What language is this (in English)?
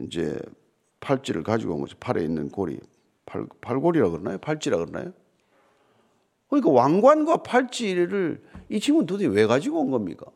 Korean